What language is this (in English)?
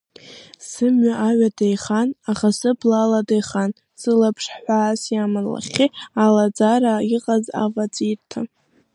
Abkhazian